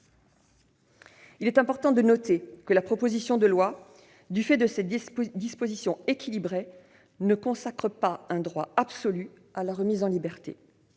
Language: French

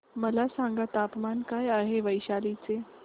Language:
Marathi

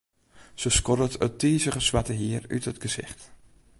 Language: Western Frisian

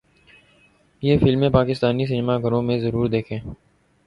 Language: Urdu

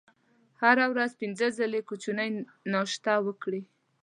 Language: Pashto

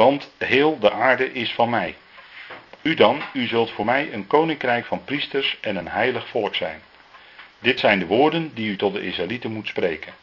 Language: Dutch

